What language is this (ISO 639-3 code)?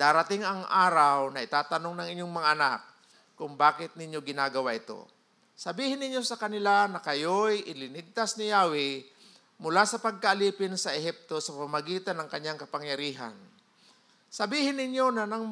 fil